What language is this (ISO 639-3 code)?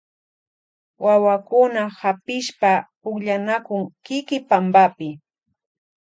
qvj